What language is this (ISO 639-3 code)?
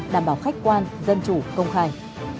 vie